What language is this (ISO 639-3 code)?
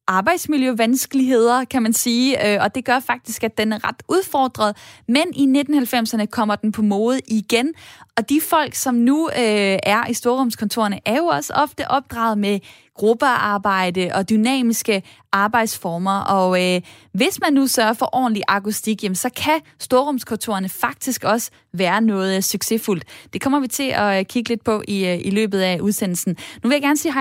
dan